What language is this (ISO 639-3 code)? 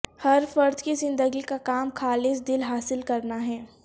urd